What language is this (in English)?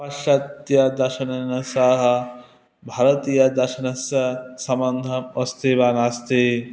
Sanskrit